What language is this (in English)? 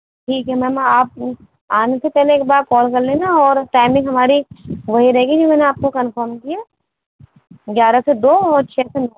Urdu